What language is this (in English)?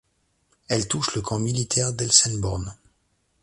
French